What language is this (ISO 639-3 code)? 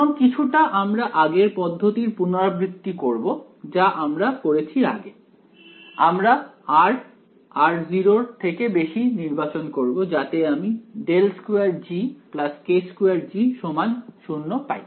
ben